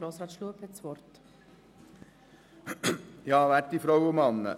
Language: Swiss German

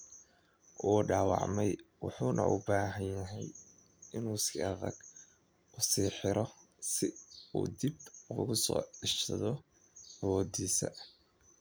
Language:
Somali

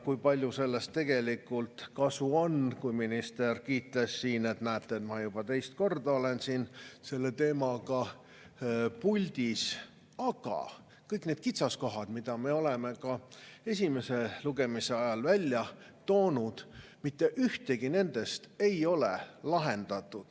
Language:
Estonian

